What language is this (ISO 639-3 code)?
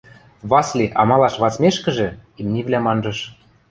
mrj